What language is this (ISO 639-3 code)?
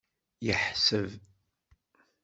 kab